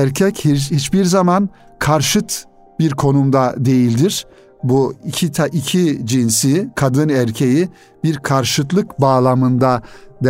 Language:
Turkish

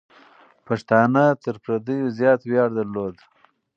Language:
Pashto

